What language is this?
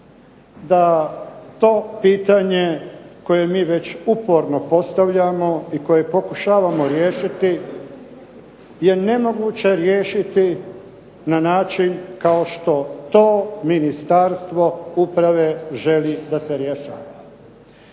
Croatian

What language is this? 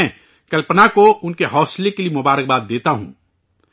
Urdu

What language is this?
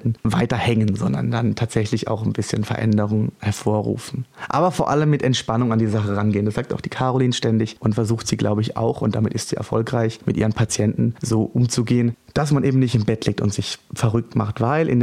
German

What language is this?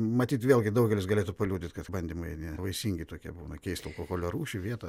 Lithuanian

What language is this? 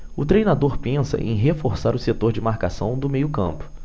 Portuguese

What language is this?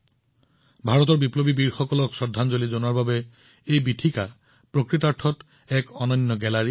Assamese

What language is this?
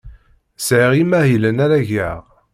Kabyle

